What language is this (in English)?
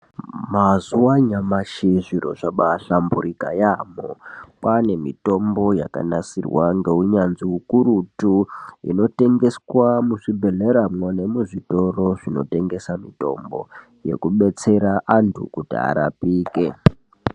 Ndau